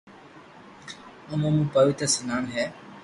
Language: Loarki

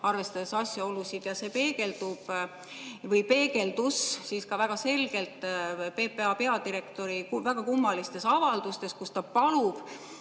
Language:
Estonian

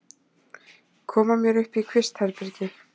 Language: Icelandic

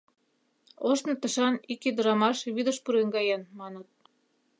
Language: Mari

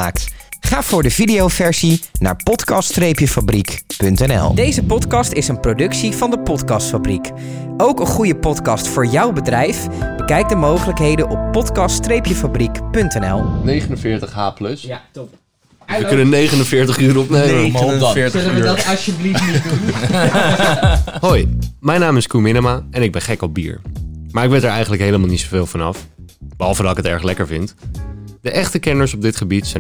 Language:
Dutch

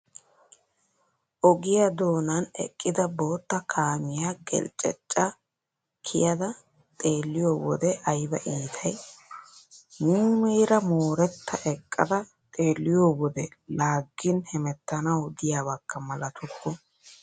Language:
Wolaytta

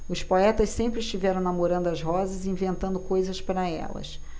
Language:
Portuguese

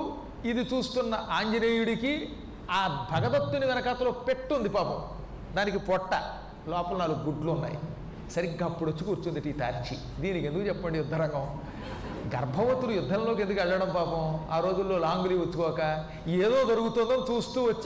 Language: Telugu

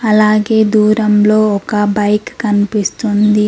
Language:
Telugu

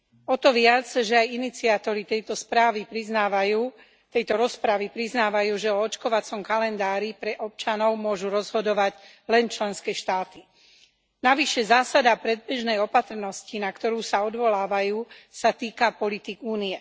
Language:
Slovak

